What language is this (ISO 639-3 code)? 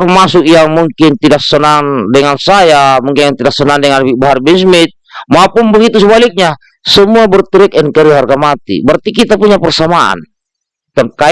ind